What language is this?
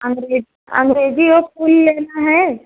Hindi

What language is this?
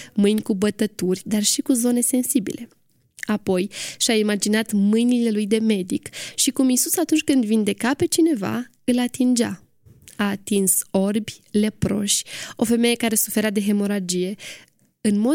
Romanian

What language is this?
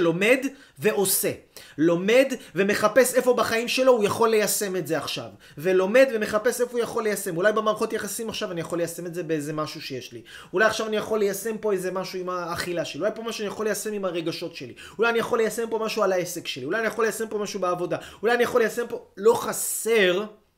Hebrew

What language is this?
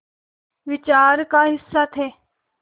Hindi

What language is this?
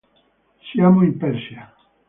Italian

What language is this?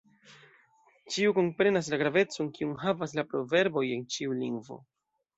Esperanto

